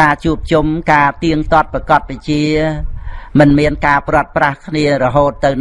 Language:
Vietnamese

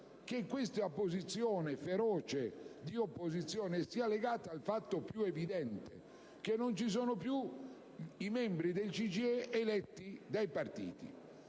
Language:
Italian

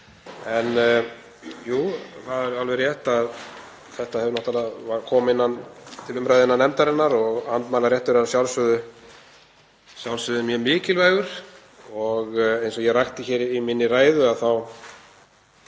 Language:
Icelandic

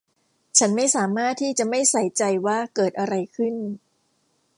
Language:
Thai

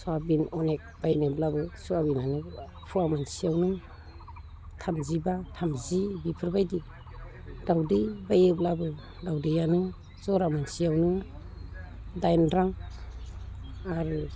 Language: Bodo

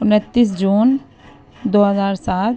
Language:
Urdu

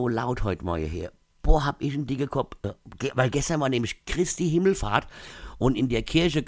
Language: German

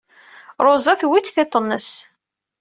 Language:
Kabyle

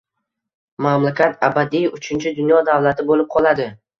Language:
Uzbek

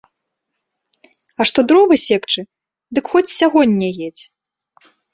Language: Belarusian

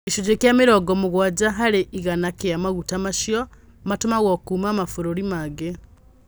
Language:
Kikuyu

